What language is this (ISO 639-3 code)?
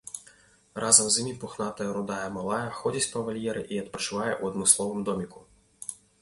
bel